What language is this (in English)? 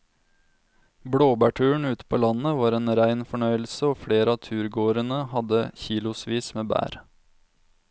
Norwegian